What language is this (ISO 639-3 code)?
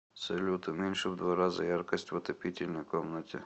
rus